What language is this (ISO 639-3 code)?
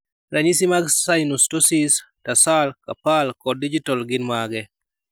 luo